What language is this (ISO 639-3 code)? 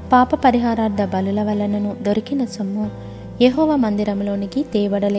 tel